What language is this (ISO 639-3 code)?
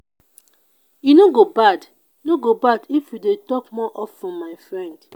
pcm